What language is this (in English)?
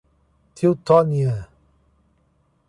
Portuguese